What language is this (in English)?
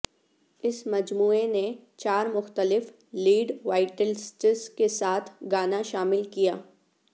Urdu